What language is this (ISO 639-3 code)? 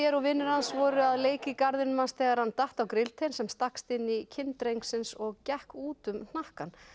isl